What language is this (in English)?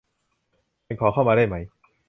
Thai